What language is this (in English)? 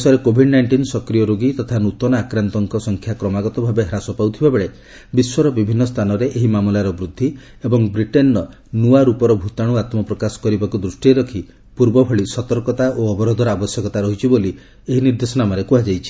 Odia